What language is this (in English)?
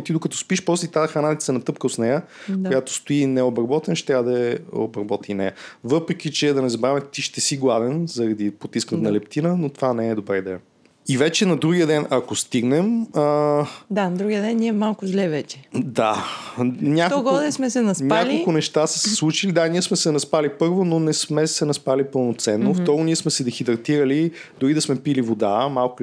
Bulgarian